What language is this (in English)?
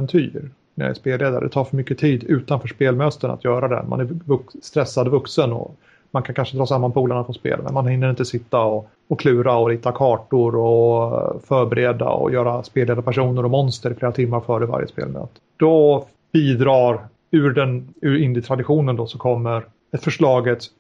Swedish